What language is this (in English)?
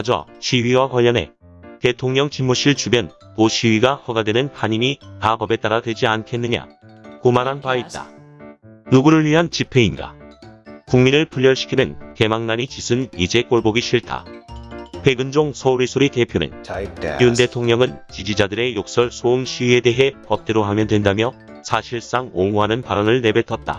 Korean